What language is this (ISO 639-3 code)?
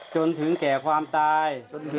tha